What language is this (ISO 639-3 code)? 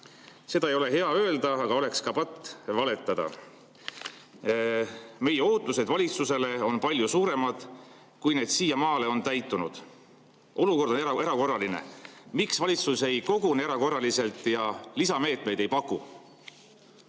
est